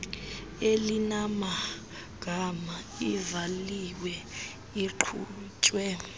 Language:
Xhosa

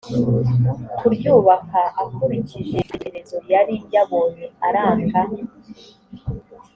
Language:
Kinyarwanda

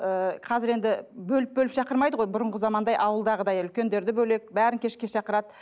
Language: Kazakh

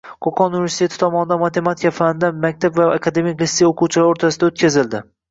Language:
Uzbek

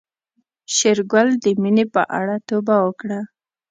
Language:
Pashto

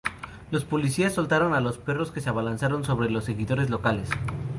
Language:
Spanish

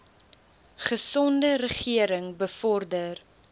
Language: Afrikaans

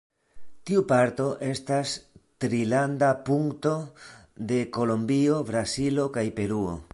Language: Esperanto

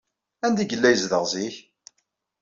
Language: Kabyle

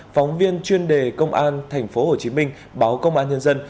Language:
Vietnamese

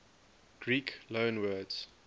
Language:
English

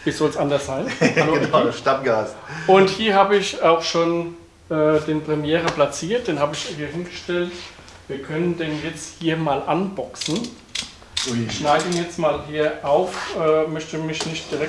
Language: German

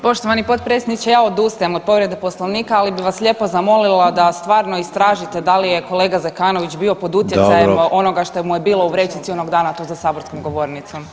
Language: Croatian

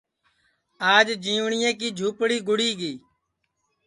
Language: Sansi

